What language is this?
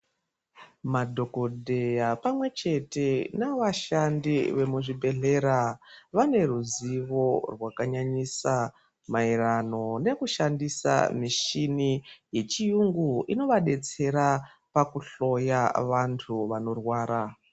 Ndau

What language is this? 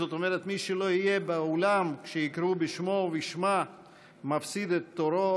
Hebrew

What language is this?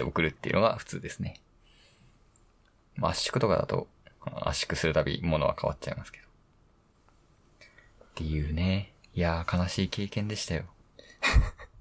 Japanese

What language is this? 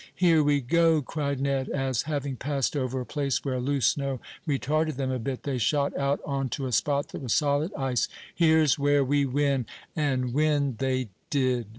English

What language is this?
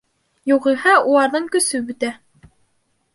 Bashkir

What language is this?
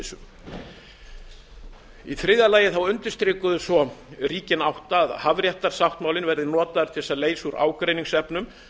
Icelandic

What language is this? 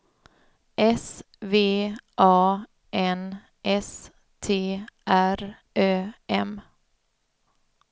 Swedish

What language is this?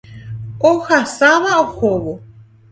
Guarani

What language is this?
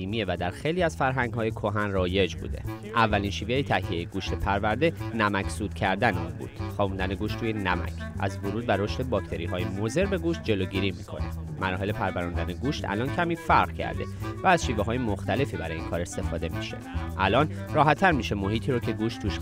Persian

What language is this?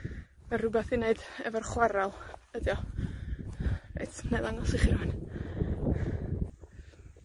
Welsh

